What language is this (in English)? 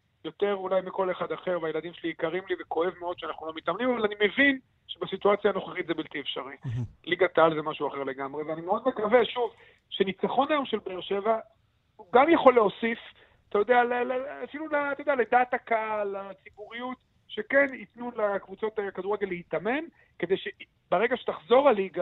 Hebrew